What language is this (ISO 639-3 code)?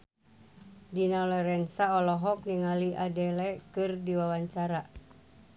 sun